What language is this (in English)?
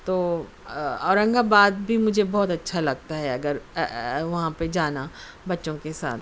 Urdu